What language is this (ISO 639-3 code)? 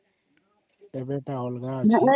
ori